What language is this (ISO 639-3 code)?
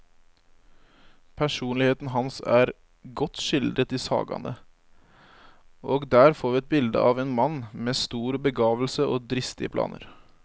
nor